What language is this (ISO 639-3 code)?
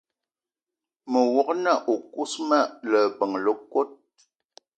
eto